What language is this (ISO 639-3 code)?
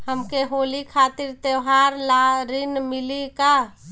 bho